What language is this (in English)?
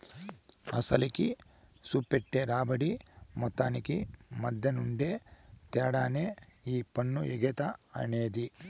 Telugu